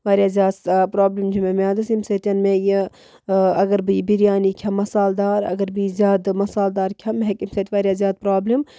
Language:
Kashmiri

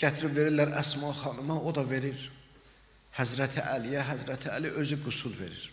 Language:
Turkish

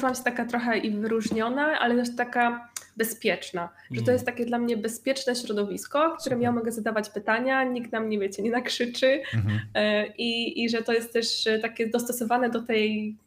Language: Polish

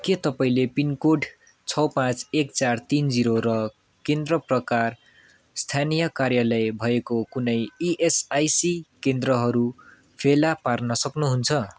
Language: Nepali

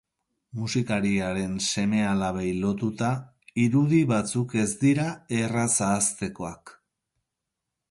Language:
Basque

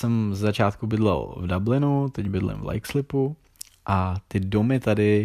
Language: Czech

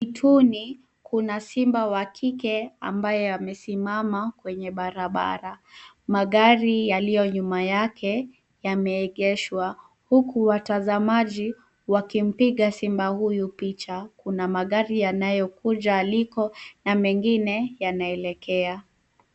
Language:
Swahili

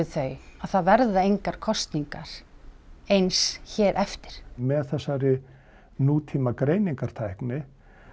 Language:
Icelandic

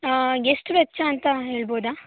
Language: Kannada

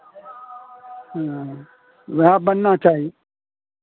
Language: Maithili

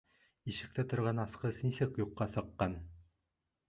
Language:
Bashkir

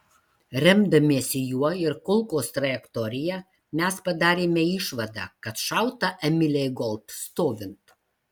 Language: Lithuanian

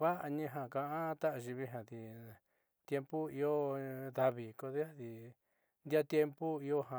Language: Southeastern Nochixtlán Mixtec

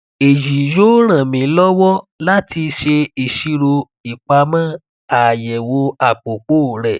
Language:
Yoruba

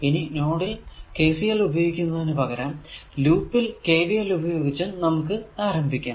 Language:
Malayalam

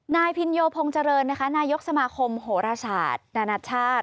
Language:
Thai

